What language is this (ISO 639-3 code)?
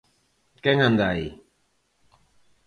glg